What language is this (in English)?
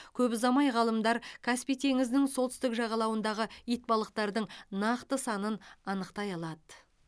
Kazakh